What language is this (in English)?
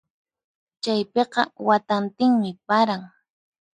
Puno Quechua